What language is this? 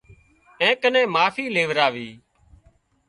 Wadiyara Koli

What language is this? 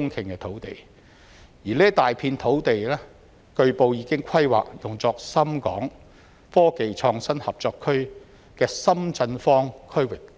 Cantonese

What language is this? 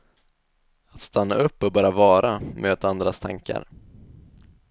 Swedish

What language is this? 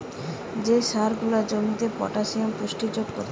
Bangla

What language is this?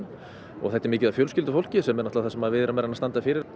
Icelandic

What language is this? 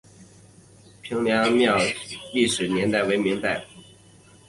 Chinese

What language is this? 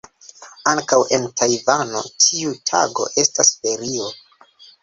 Esperanto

